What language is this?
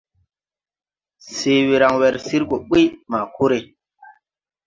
Tupuri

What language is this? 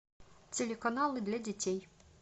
Russian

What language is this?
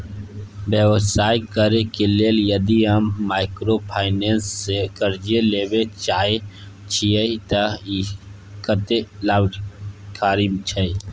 Maithili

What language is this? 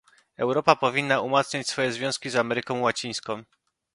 Polish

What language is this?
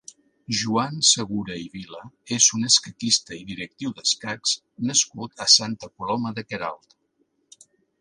Catalan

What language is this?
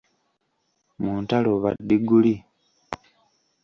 Ganda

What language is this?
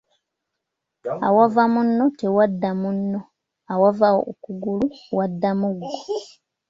Ganda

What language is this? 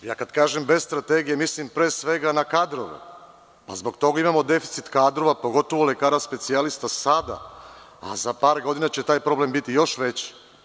Serbian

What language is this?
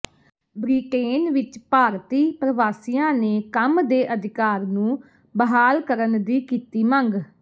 Punjabi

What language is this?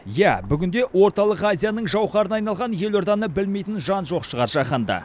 Kazakh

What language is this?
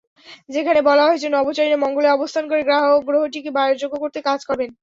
Bangla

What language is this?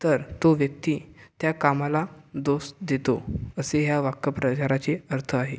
Marathi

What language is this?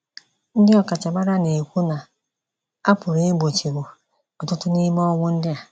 Igbo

